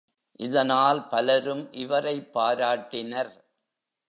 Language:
Tamil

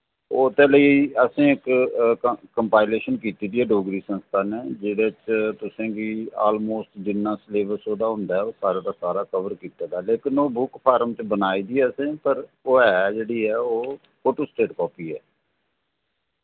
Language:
Dogri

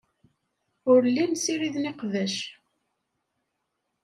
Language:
Kabyle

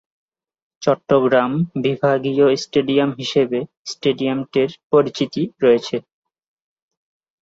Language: Bangla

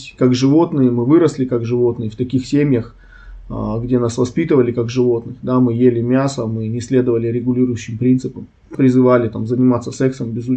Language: Russian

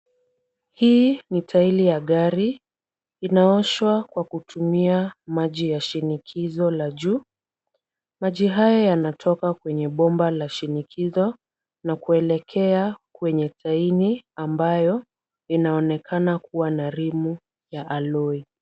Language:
Swahili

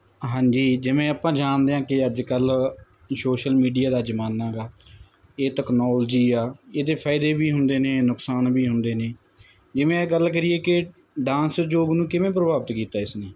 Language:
Punjabi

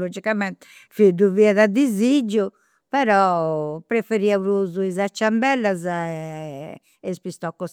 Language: Campidanese Sardinian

